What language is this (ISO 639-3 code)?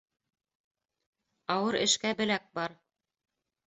bak